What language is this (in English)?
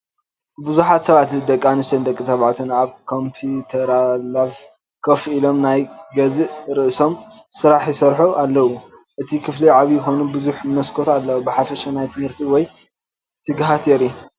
Tigrinya